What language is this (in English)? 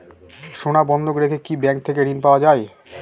Bangla